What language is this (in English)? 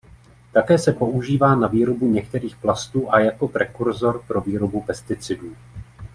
Czech